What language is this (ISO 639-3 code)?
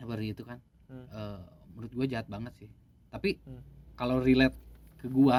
ind